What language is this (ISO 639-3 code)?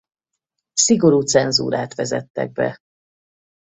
hun